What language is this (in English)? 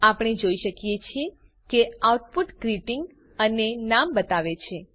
Gujarati